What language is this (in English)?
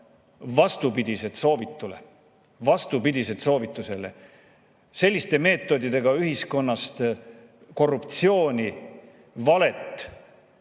Estonian